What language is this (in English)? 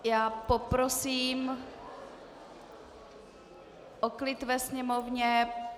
Czech